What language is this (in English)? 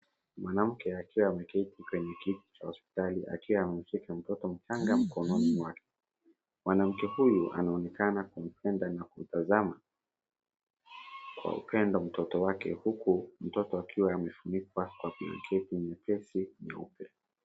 Swahili